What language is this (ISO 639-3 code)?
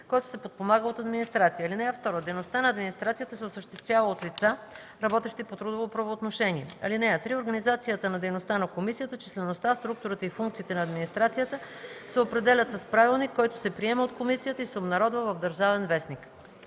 bul